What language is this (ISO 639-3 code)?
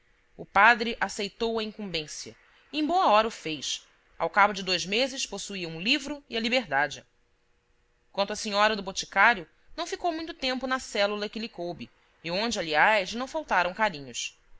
por